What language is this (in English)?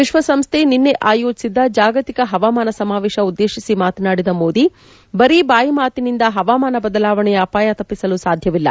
Kannada